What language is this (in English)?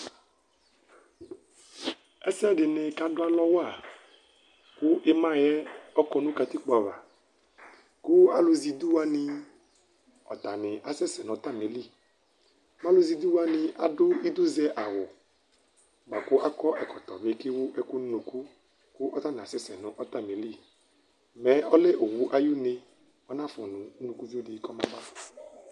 Ikposo